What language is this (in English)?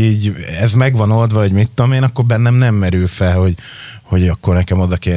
Hungarian